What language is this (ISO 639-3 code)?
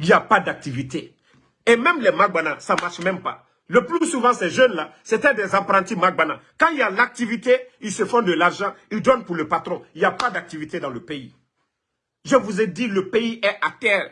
fra